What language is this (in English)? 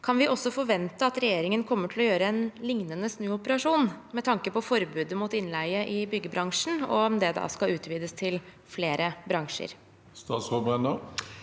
Norwegian